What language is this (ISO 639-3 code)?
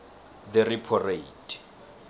nbl